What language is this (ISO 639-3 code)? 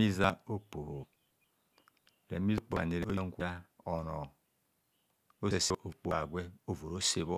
bcs